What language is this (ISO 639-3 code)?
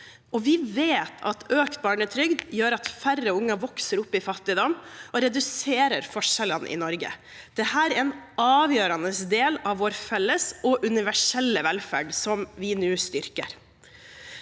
nor